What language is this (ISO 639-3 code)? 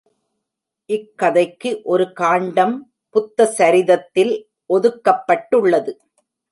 tam